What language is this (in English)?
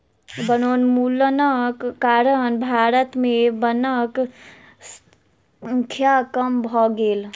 Maithili